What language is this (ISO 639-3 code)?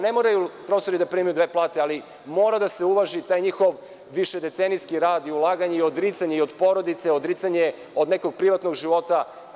srp